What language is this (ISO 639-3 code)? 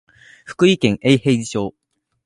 jpn